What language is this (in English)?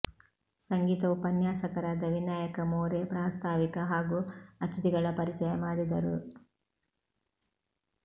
Kannada